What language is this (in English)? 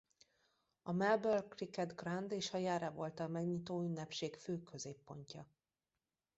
Hungarian